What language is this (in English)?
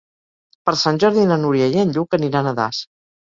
Catalan